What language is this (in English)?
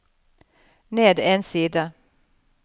Norwegian